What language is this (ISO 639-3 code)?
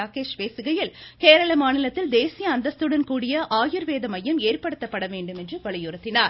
tam